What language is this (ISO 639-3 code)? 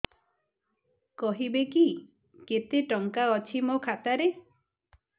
ori